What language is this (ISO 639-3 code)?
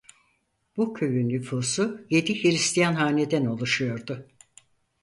tur